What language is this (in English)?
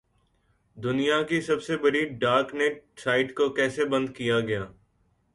Urdu